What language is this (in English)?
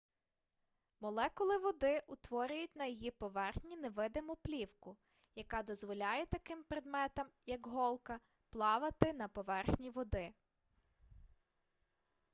Ukrainian